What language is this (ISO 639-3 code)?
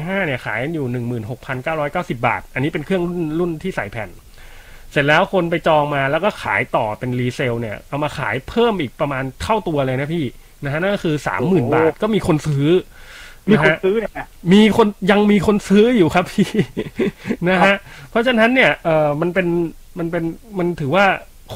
tha